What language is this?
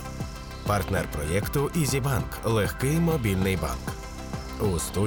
Ukrainian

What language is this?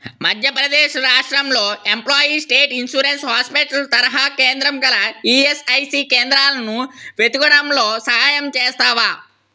Telugu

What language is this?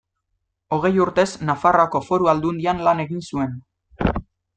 Basque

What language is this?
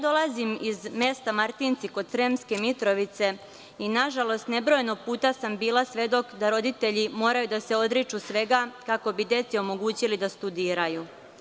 Serbian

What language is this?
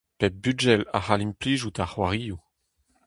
Breton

